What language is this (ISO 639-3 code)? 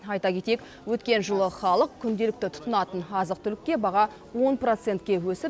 kaz